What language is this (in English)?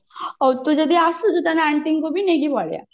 Odia